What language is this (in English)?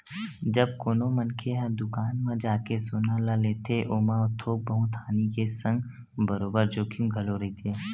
Chhattisgarhi